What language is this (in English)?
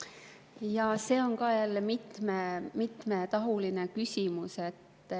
Estonian